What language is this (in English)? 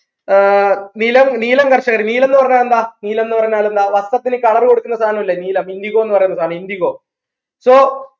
Malayalam